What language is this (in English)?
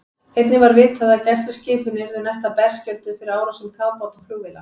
Icelandic